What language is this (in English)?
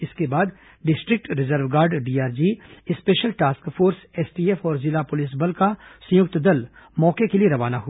Hindi